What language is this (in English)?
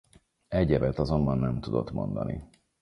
Hungarian